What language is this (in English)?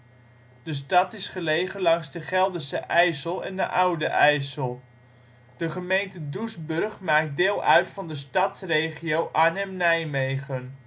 Dutch